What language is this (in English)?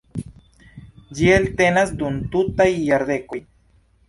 Esperanto